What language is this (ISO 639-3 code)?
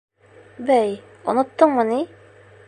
bak